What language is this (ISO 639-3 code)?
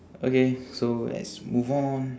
eng